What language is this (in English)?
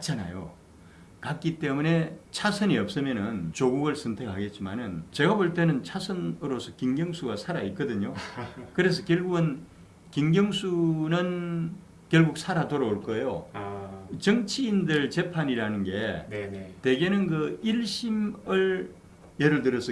Korean